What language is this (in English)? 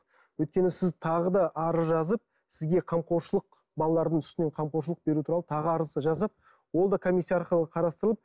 Kazakh